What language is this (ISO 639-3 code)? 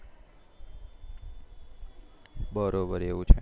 guj